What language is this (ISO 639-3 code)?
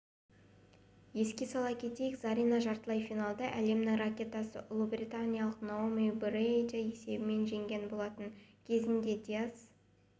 kaz